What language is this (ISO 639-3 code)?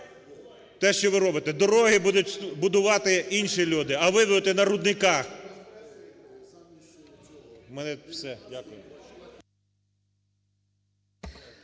ukr